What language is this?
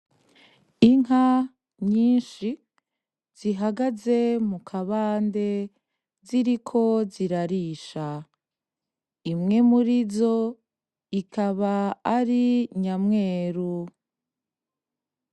Rundi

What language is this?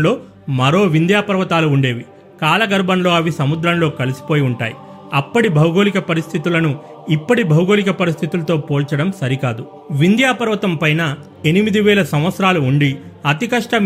Telugu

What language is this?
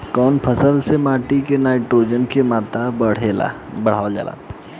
Bhojpuri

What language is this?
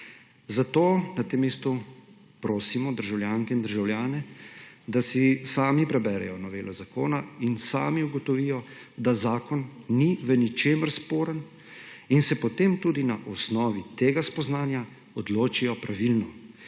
Slovenian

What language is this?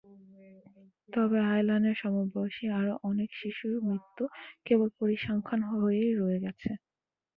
Bangla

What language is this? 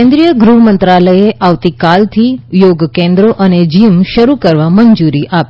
Gujarati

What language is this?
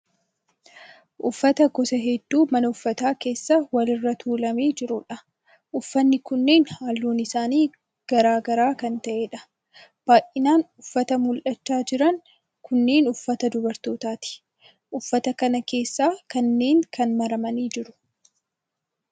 Oromo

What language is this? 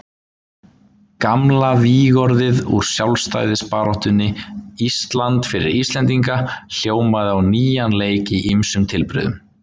Icelandic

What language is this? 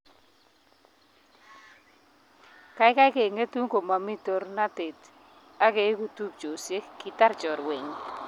Kalenjin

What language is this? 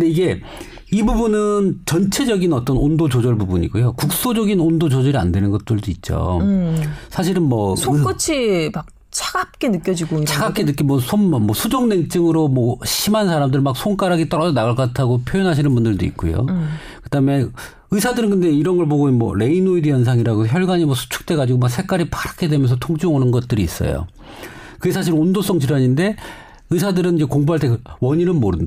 Korean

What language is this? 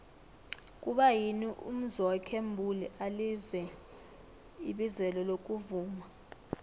South Ndebele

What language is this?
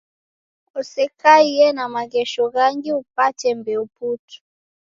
Taita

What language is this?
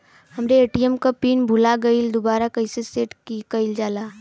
Bhojpuri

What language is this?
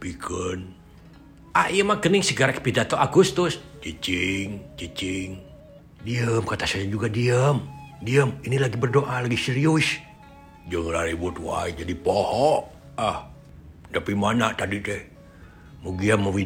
Indonesian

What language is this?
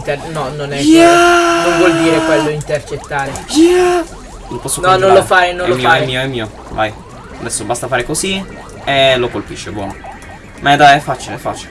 Italian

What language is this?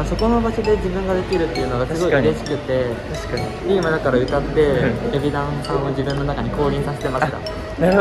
Japanese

